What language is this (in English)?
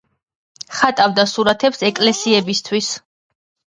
Georgian